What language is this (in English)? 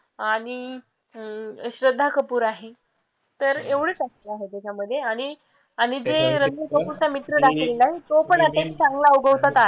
Marathi